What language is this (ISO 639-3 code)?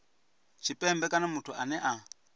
ven